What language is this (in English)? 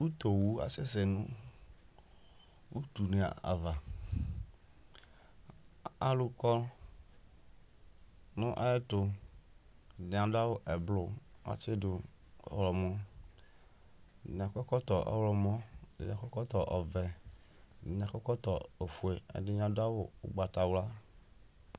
Ikposo